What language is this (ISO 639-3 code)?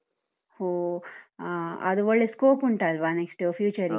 kan